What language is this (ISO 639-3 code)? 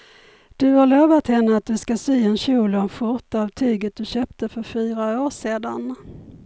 swe